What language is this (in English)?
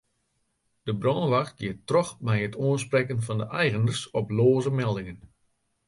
Western Frisian